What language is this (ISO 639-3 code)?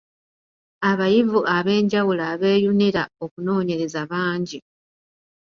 lug